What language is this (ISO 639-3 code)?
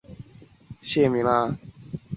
zho